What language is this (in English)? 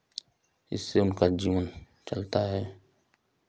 Hindi